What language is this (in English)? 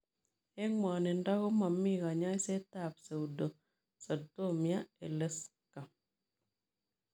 Kalenjin